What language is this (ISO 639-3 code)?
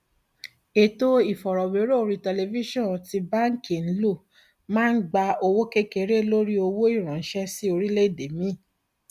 yor